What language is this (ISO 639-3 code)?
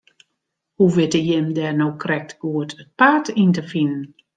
fry